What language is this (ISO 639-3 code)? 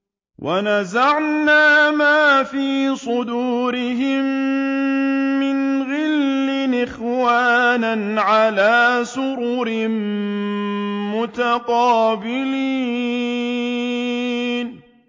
ara